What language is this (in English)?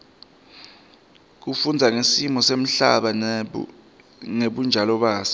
Swati